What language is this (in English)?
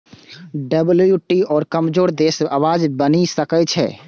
Maithili